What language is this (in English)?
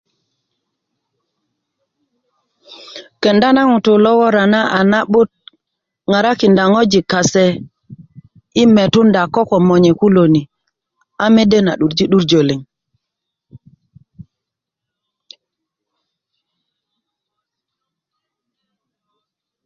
Kuku